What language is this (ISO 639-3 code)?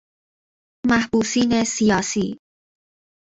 fas